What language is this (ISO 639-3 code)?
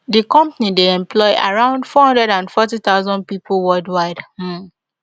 pcm